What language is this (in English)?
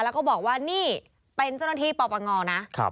Thai